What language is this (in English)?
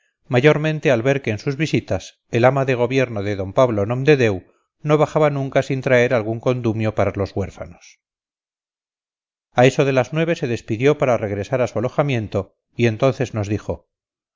Spanish